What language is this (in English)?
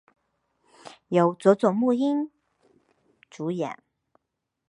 Chinese